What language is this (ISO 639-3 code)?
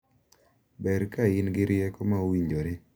luo